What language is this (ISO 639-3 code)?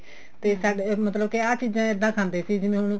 pan